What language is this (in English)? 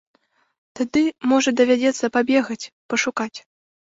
Belarusian